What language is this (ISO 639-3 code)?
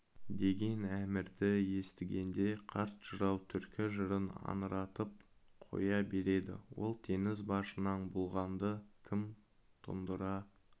kaz